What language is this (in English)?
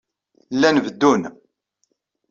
Kabyle